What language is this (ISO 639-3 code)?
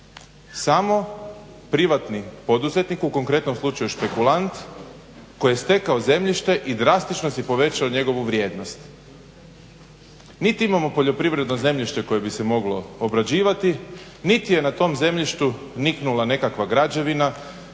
hrv